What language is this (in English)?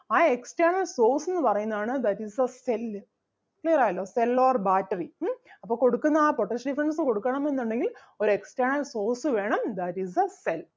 Malayalam